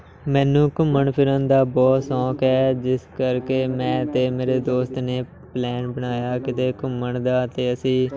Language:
Punjabi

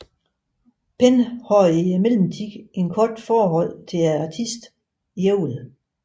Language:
Danish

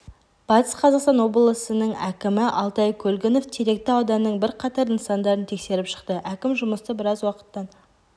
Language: Kazakh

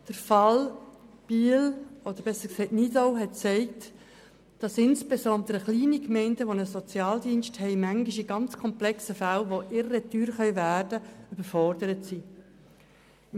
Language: Swiss German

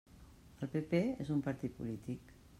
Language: Catalan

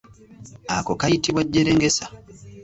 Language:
Ganda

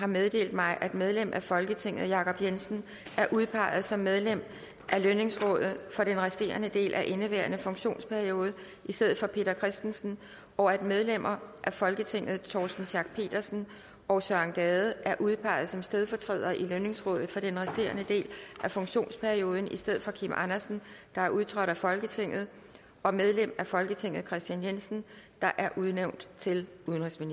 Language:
Danish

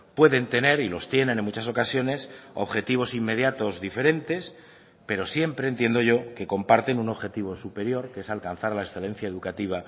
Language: Spanish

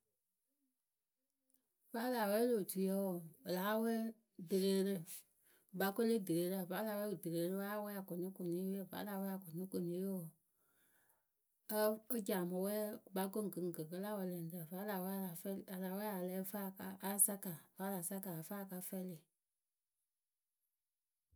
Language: Akebu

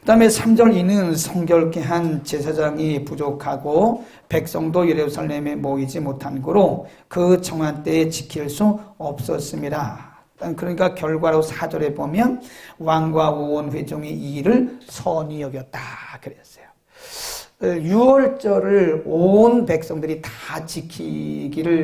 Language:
Korean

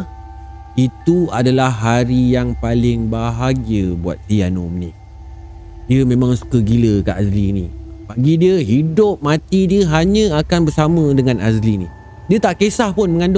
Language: Malay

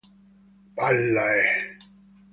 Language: Italian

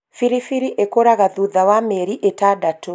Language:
Kikuyu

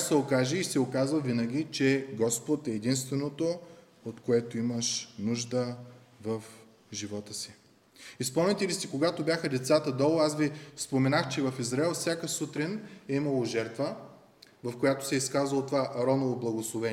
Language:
Bulgarian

